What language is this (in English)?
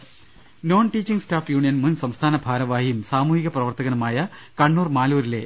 Malayalam